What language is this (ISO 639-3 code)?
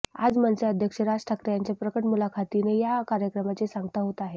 mar